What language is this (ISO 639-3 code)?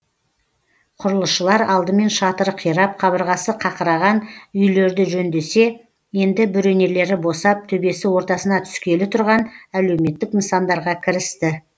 kaz